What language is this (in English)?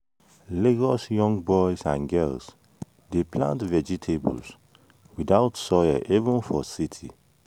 Nigerian Pidgin